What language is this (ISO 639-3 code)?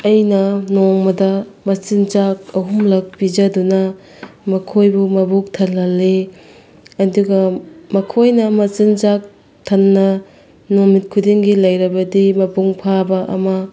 mni